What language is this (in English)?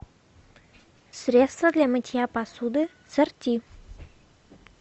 Russian